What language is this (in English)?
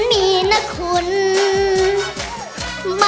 Thai